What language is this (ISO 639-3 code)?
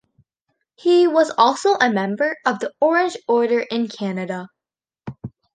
eng